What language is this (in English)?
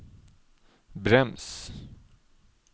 Norwegian